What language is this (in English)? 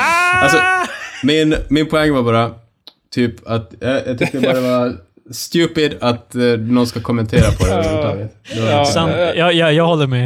Swedish